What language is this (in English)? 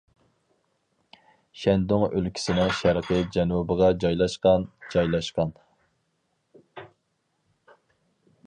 Uyghur